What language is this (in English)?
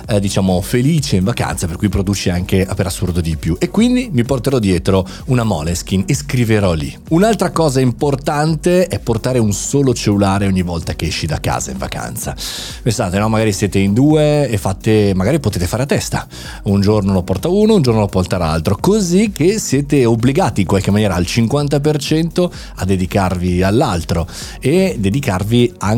Italian